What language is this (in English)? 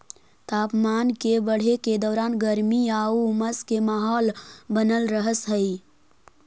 Magahi